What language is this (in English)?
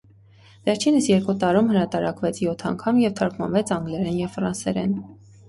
Armenian